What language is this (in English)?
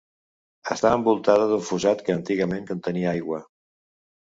Catalan